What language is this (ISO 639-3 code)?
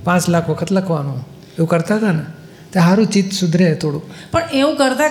guj